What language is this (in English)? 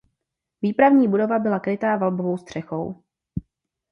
Czech